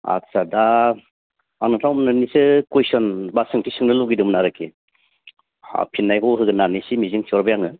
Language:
Bodo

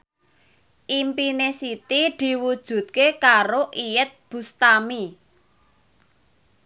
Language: Javanese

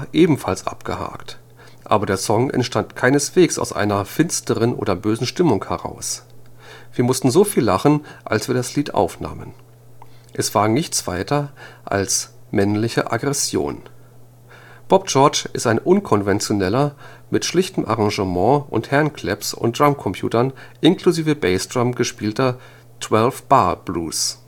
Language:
German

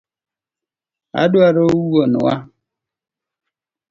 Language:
Luo (Kenya and Tanzania)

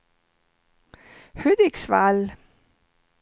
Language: Swedish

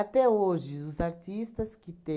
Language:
Portuguese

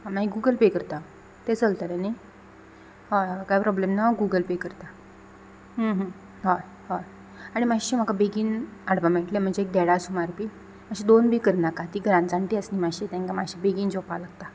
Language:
Konkani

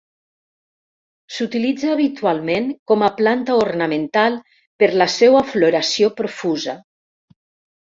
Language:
Catalan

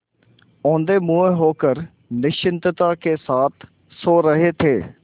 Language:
Hindi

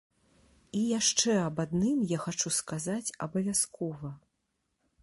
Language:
Belarusian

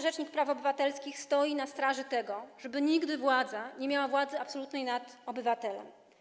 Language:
Polish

